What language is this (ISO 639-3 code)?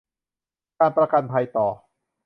tha